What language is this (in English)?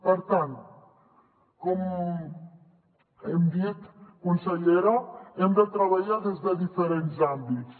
Catalan